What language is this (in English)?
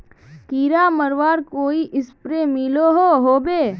Magahi